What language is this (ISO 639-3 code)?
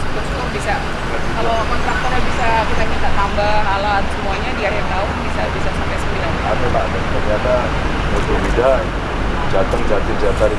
ind